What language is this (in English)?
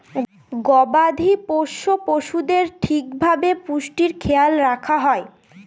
Bangla